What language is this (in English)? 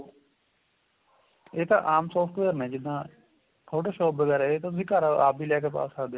Punjabi